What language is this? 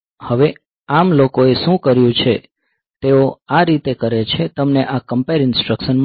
Gujarati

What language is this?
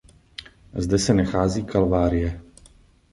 Czech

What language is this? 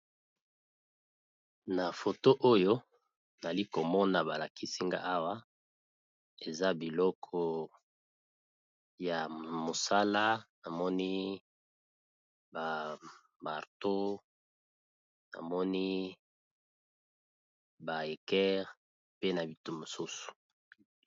Lingala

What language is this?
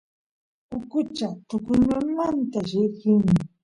Santiago del Estero Quichua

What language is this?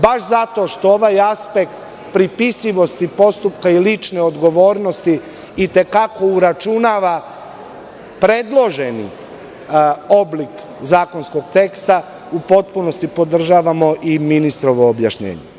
Serbian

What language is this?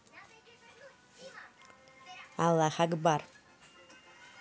Russian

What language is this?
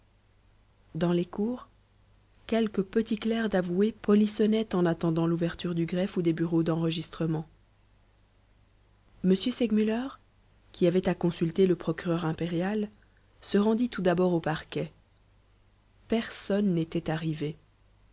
French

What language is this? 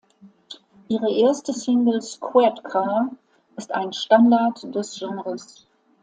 German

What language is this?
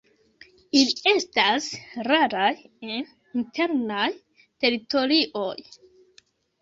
Esperanto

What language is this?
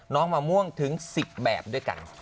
Thai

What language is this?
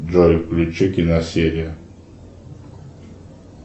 Russian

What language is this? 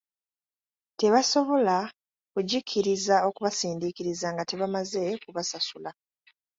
Ganda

